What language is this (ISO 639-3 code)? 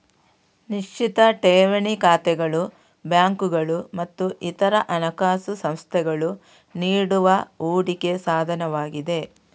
kan